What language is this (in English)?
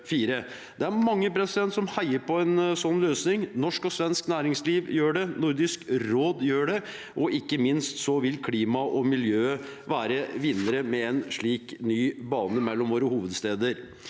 Norwegian